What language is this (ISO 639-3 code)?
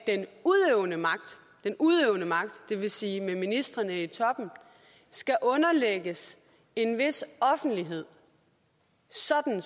dan